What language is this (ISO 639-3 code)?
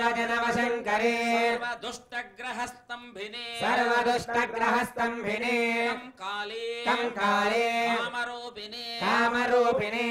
ind